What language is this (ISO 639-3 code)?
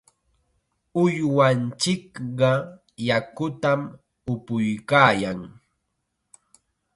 qxa